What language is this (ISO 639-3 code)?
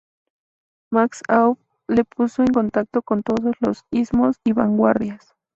spa